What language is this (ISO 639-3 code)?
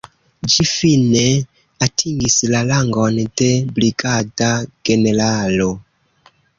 epo